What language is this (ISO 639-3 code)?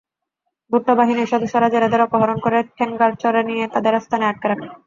ben